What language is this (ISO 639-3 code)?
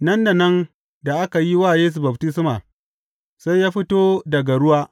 hau